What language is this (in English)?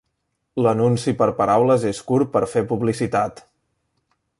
Catalan